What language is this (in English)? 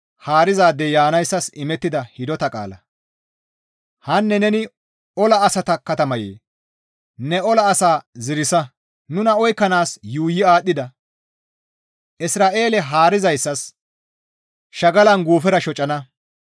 Gamo